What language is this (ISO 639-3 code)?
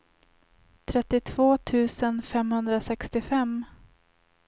swe